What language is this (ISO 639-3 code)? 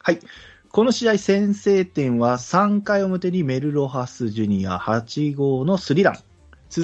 jpn